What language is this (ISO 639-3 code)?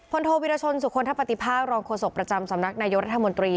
tha